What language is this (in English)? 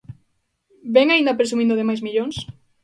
Galician